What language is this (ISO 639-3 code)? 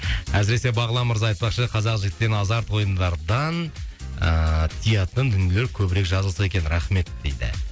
kaz